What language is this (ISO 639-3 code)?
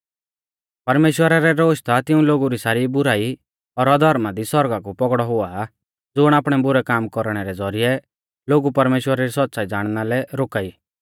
bfz